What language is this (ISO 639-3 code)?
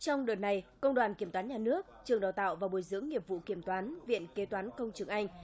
vie